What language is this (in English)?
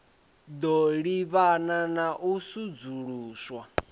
Venda